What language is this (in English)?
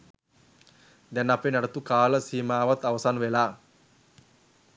Sinhala